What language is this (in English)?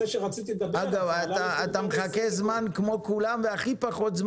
Hebrew